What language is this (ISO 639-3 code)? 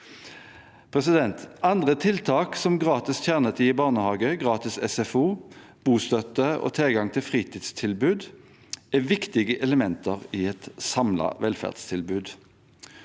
nor